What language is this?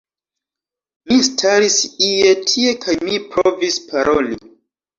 Esperanto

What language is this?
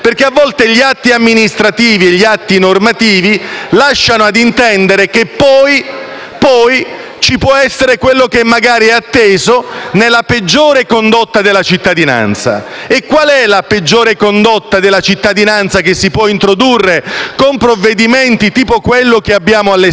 Italian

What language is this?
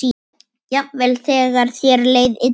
Icelandic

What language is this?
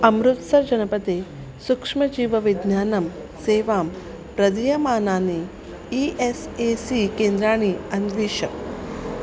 Sanskrit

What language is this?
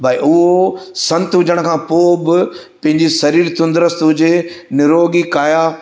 Sindhi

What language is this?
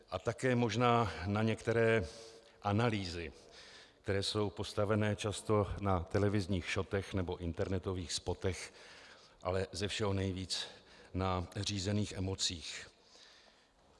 Czech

